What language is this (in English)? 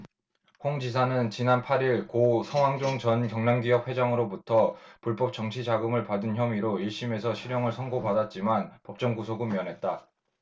Korean